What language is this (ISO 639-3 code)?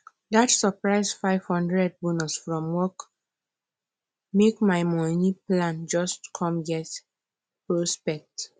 pcm